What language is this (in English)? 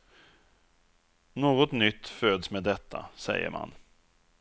Swedish